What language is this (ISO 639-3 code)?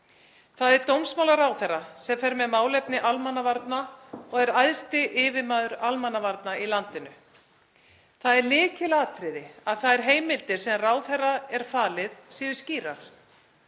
isl